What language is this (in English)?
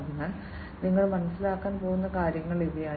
Malayalam